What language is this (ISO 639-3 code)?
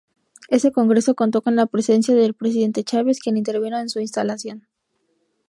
spa